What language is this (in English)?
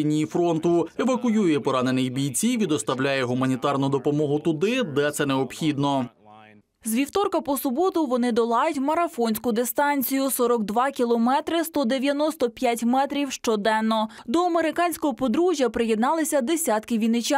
Ukrainian